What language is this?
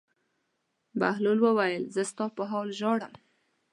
Pashto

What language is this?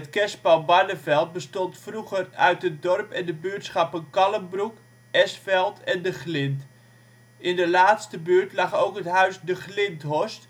Dutch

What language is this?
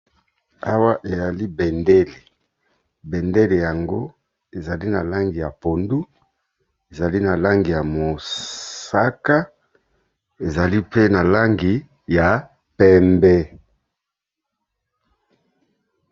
Lingala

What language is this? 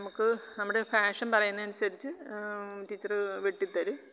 Malayalam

